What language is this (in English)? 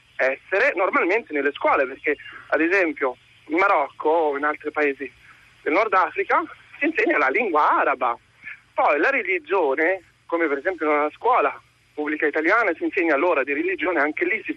Italian